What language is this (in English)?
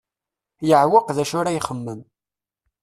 Kabyle